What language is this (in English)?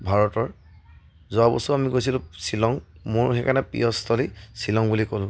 Assamese